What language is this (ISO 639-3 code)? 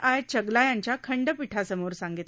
mar